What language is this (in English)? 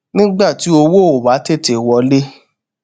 Yoruba